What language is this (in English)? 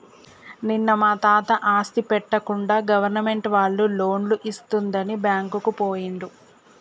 Telugu